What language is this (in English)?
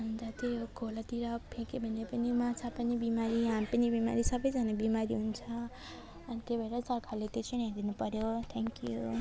Nepali